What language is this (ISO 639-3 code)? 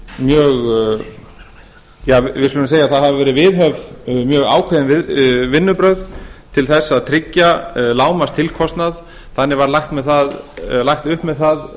isl